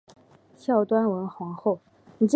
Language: Chinese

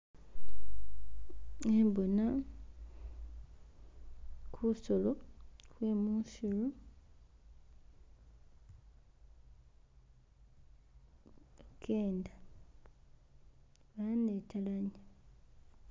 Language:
Masaaba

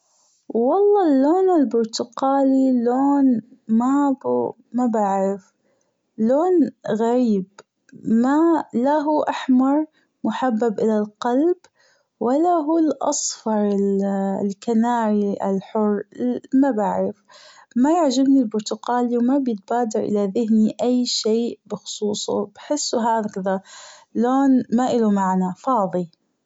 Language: Gulf Arabic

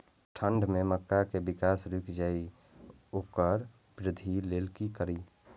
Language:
Maithili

